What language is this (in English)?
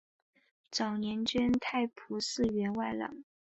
Chinese